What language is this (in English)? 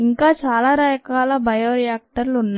Telugu